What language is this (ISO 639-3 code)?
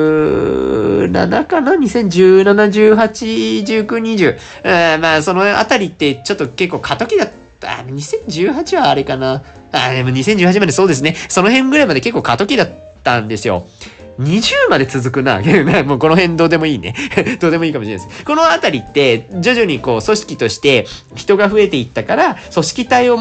jpn